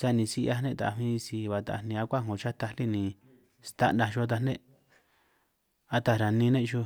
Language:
San Martín Itunyoso Triqui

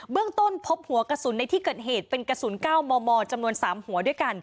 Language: Thai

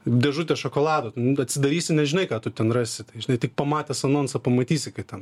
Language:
Lithuanian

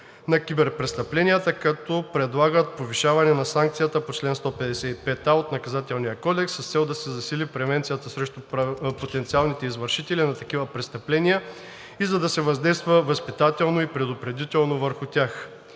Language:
Bulgarian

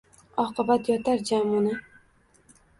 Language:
Uzbek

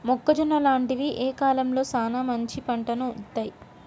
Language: Telugu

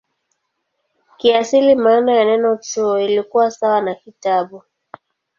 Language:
Swahili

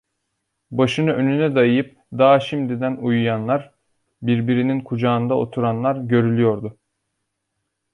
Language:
Turkish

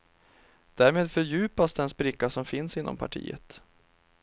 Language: Swedish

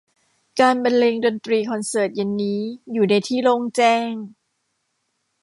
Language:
Thai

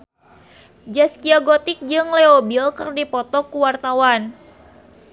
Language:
Sundanese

